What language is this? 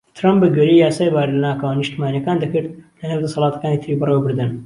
Central Kurdish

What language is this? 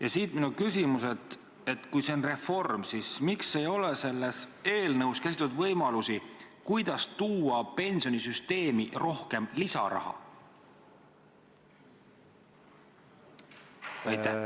Estonian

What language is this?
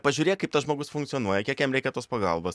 Lithuanian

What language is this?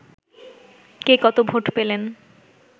Bangla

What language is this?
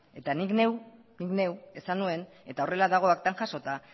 Basque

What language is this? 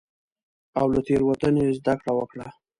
Pashto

